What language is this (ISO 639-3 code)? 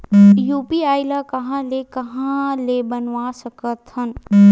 hne